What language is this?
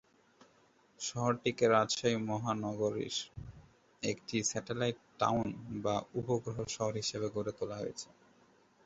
Bangla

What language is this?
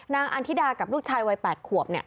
Thai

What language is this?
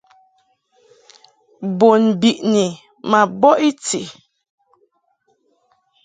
Mungaka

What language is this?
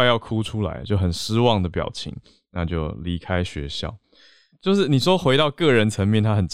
Chinese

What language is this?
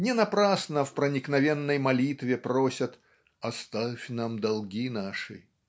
Russian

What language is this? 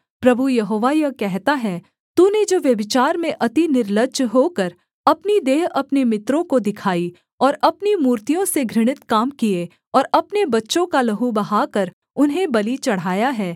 Hindi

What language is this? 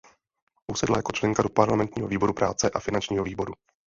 Czech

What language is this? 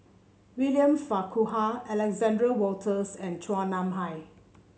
English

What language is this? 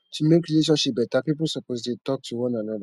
Nigerian Pidgin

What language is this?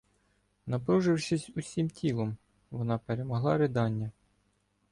Ukrainian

